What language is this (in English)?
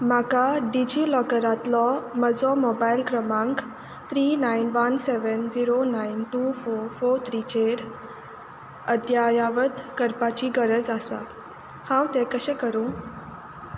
Konkani